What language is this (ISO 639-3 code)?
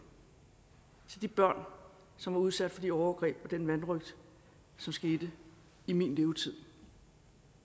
dan